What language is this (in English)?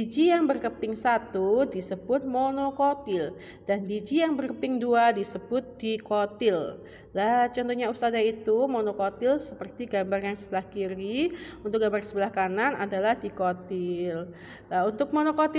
Indonesian